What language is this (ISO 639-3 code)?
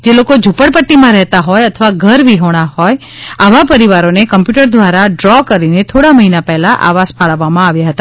guj